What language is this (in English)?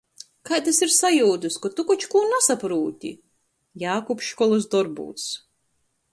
Latgalian